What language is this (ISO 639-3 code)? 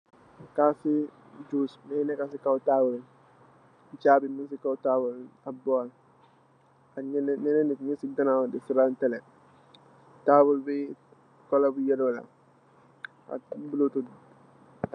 wol